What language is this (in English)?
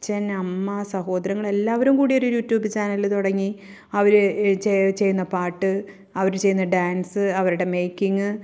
Malayalam